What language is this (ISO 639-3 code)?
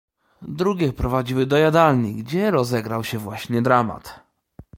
pol